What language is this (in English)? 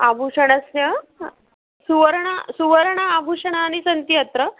Sanskrit